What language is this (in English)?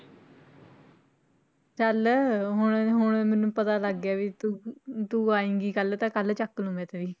Punjabi